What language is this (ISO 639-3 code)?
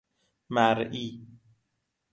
fas